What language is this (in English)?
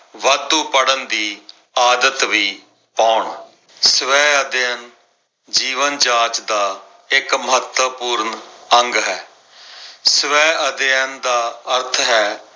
Punjabi